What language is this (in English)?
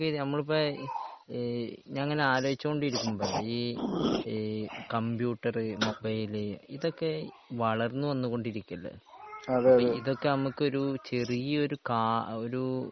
Malayalam